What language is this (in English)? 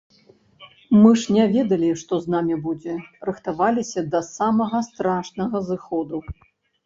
Belarusian